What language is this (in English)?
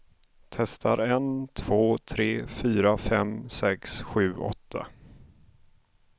Swedish